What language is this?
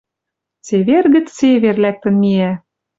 Western Mari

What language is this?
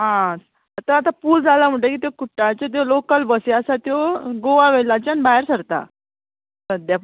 Konkani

